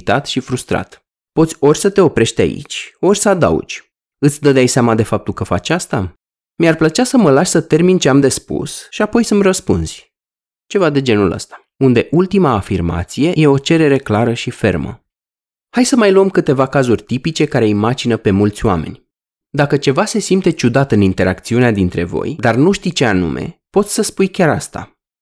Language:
Romanian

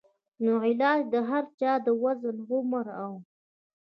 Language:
Pashto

